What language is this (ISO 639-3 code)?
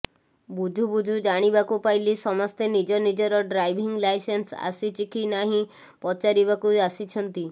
ori